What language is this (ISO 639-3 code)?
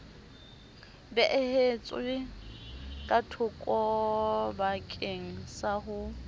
sot